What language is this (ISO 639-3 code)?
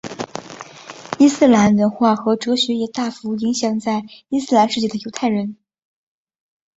zho